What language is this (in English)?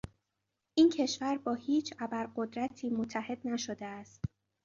Persian